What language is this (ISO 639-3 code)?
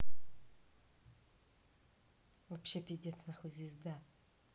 rus